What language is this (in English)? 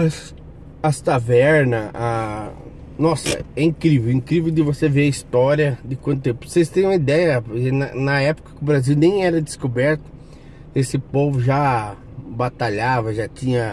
Portuguese